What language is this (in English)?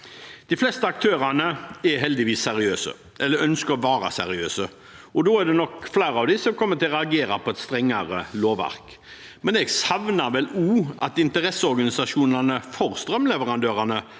Norwegian